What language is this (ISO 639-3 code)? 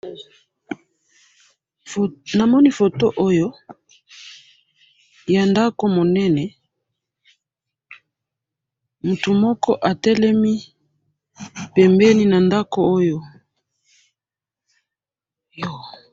lin